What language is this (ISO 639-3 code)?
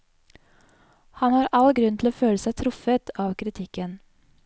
nor